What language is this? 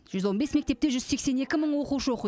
Kazakh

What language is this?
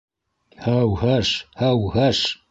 Bashkir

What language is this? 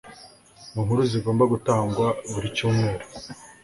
Kinyarwanda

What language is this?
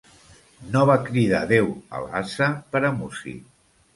Catalan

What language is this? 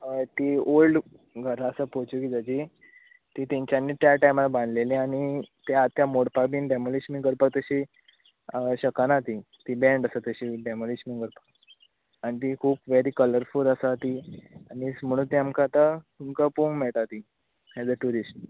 Konkani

